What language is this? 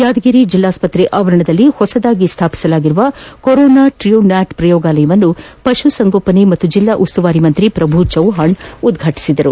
Kannada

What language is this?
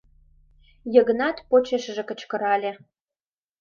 Mari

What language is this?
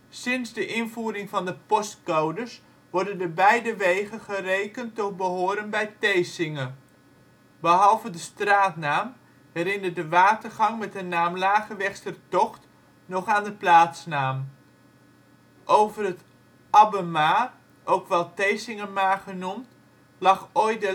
Dutch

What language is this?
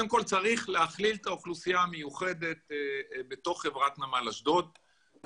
Hebrew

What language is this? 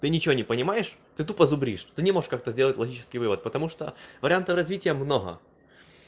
Russian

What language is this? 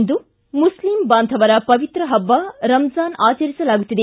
Kannada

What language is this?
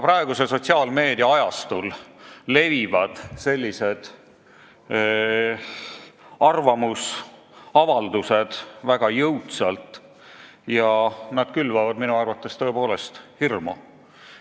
Estonian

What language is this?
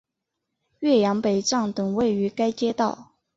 Chinese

